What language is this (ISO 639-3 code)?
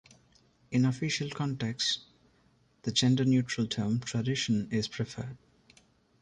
eng